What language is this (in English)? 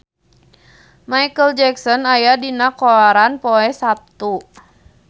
Sundanese